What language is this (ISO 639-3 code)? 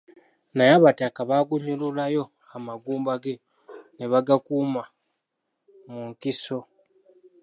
lug